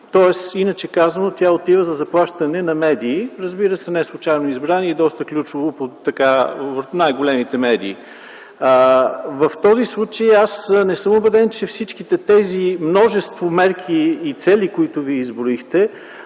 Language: Bulgarian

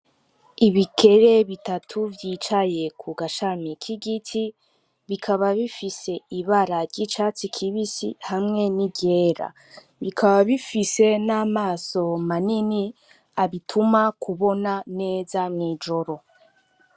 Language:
Rundi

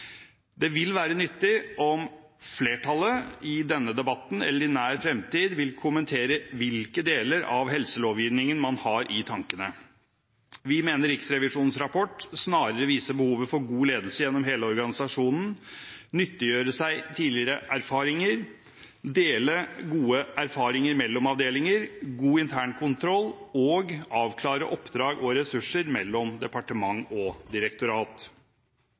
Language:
Norwegian Bokmål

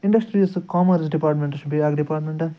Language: Kashmiri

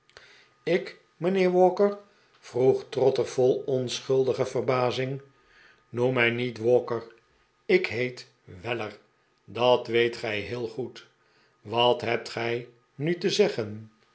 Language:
Dutch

